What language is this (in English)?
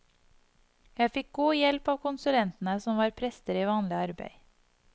Norwegian